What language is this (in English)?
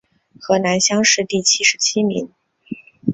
Chinese